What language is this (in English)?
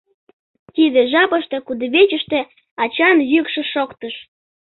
Mari